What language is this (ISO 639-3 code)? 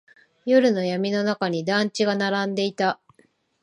jpn